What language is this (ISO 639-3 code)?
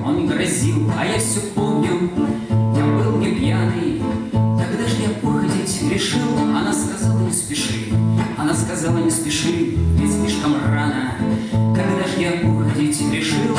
rus